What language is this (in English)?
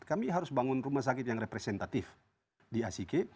Indonesian